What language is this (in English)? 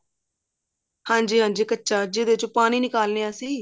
Punjabi